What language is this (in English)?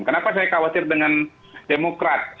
Indonesian